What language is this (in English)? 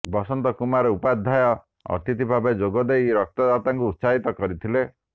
Odia